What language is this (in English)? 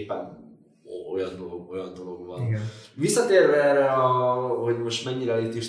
Hungarian